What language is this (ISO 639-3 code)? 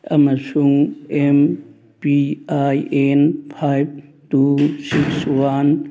mni